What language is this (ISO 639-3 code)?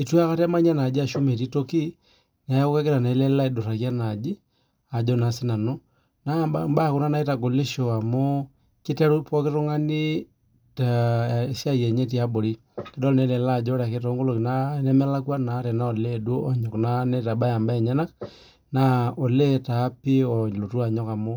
mas